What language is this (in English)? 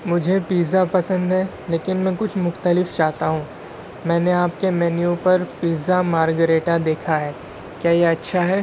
Urdu